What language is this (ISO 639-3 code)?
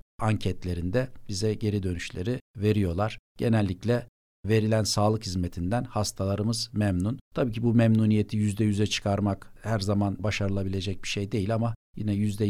tur